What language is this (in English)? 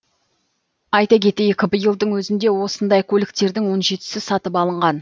Kazakh